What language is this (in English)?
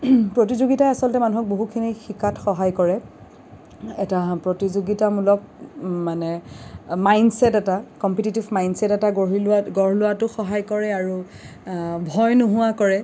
Assamese